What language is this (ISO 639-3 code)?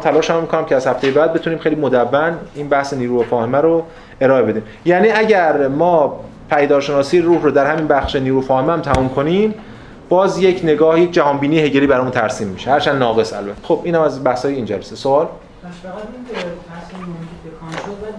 fas